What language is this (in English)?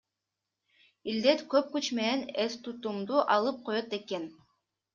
Kyrgyz